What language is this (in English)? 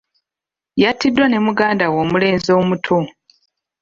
Ganda